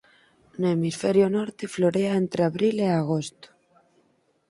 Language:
Galician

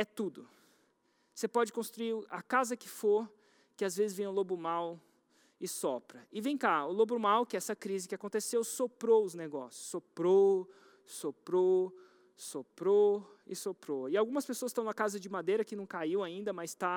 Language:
Portuguese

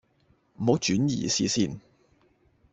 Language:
Cantonese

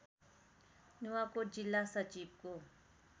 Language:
Nepali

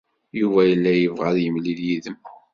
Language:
Kabyle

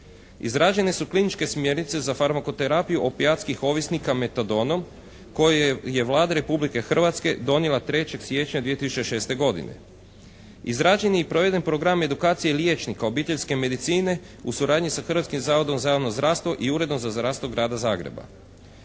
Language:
Croatian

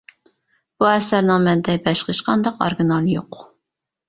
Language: Uyghur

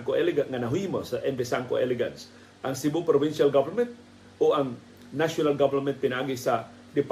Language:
Filipino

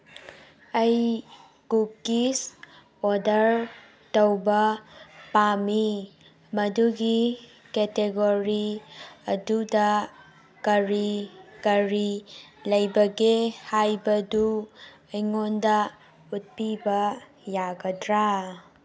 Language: Manipuri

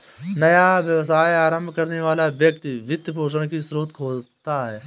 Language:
Hindi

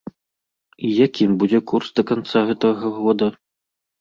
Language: Belarusian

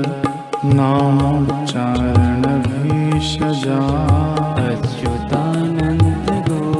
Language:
Hindi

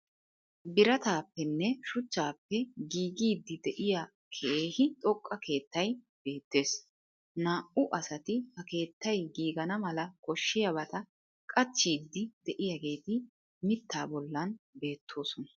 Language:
Wolaytta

